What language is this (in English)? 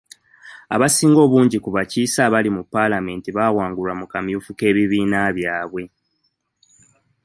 Ganda